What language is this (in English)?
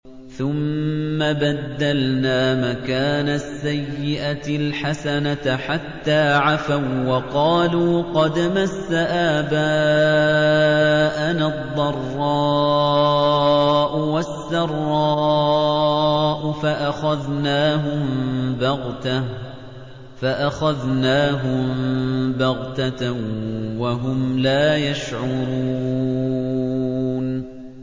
Arabic